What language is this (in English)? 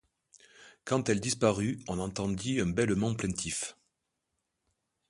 French